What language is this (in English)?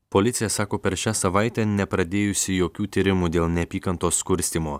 Lithuanian